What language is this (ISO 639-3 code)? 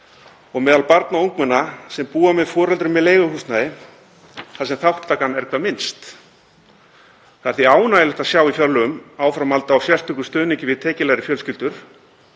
isl